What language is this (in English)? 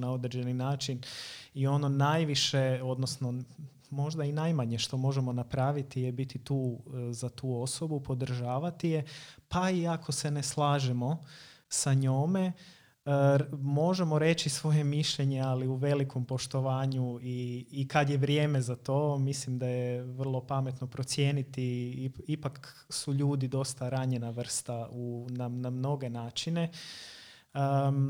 Croatian